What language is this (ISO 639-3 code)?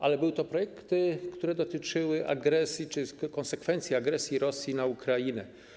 pol